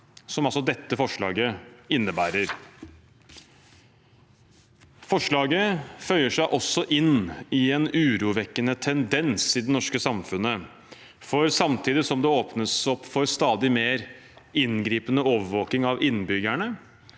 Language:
Norwegian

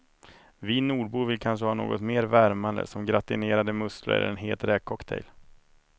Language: Swedish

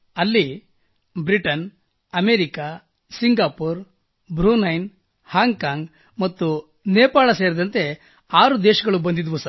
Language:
Kannada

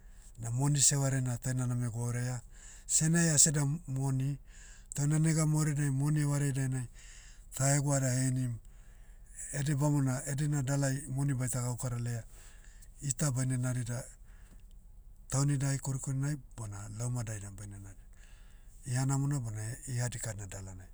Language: Motu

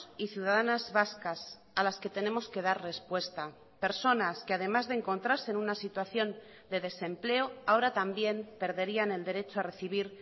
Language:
Spanish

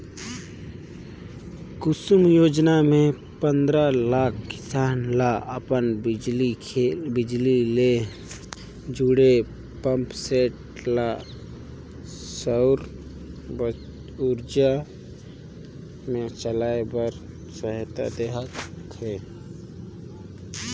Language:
Chhattisgarhi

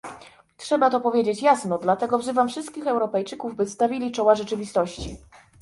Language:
Polish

